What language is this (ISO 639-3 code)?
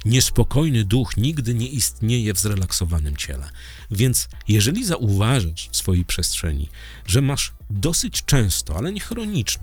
pol